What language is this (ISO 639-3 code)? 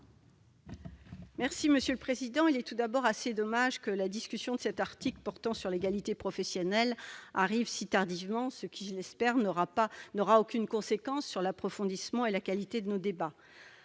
fra